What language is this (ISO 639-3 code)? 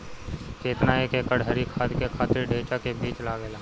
bho